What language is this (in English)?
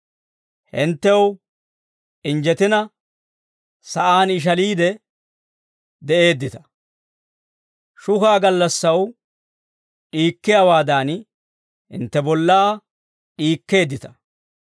Dawro